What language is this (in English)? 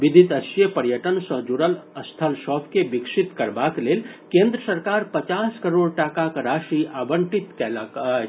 Maithili